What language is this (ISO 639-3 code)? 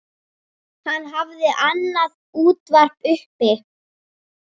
isl